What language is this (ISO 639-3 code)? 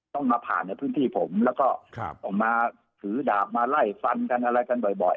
tha